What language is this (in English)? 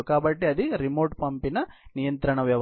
Telugu